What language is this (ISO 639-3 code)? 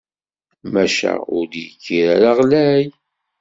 kab